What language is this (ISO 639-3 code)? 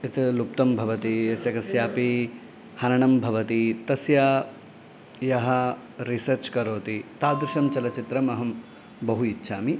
san